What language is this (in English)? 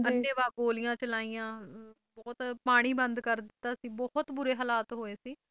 Punjabi